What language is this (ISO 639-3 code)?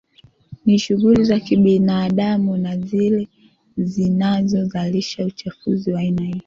swa